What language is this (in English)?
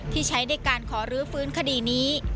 Thai